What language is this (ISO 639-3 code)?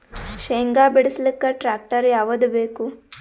kan